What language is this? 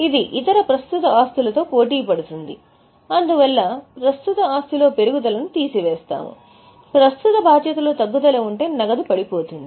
Telugu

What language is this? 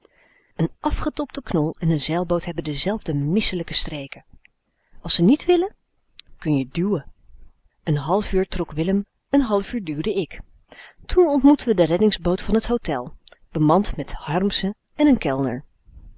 Dutch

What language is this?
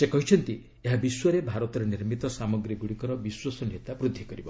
Odia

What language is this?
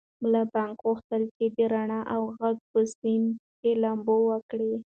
Pashto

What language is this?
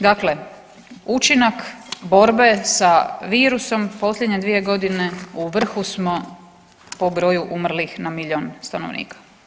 Croatian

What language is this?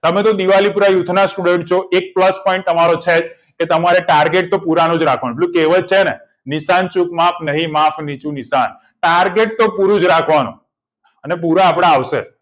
Gujarati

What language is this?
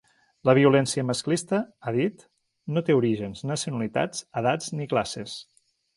Catalan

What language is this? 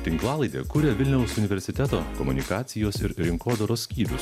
Lithuanian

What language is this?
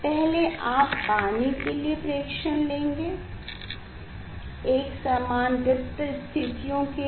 Hindi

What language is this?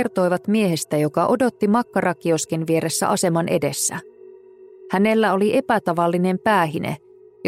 Finnish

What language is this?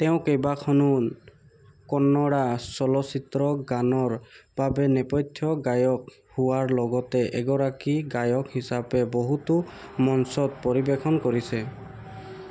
Assamese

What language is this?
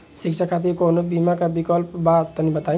Bhojpuri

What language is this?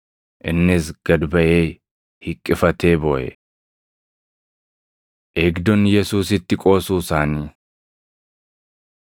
Oromo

